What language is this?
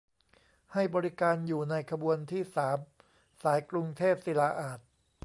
Thai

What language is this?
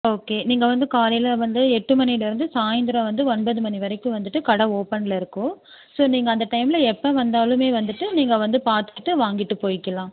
Tamil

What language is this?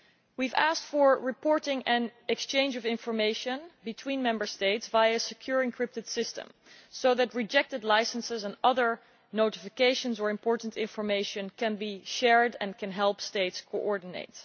English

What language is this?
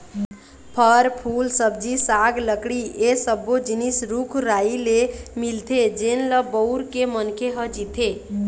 Chhattisgarhi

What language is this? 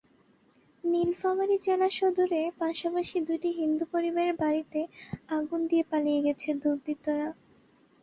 Bangla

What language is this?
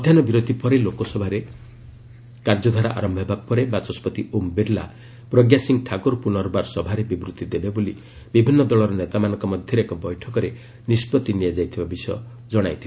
Odia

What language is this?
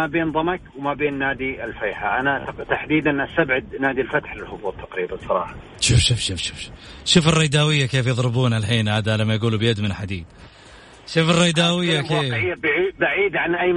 Arabic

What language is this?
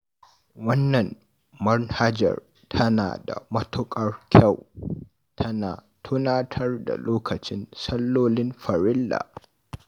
Hausa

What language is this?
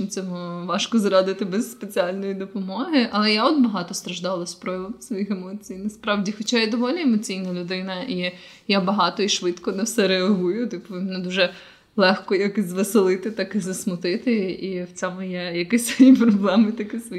Ukrainian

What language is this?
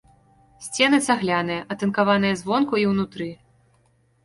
Belarusian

